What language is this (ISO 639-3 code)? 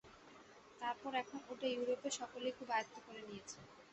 ben